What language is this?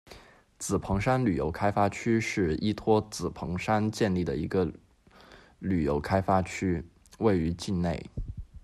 Chinese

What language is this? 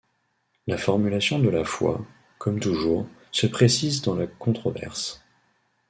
French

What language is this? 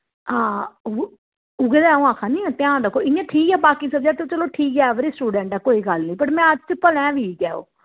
Dogri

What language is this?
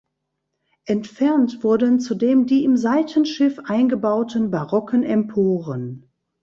German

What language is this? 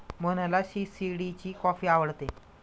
Marathi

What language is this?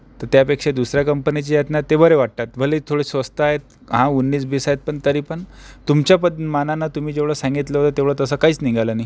Marathi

